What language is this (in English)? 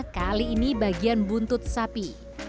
Indonesian